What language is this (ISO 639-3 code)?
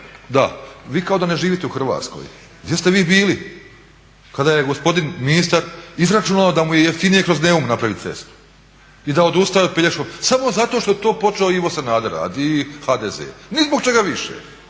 hrv